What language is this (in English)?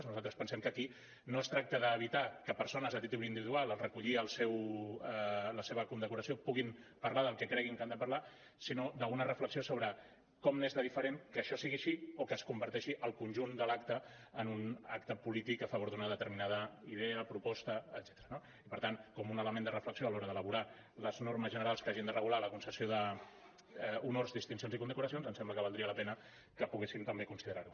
Catalan